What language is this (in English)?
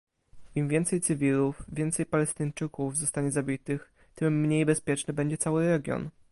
Polish